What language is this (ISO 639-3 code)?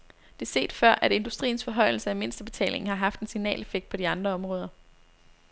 dan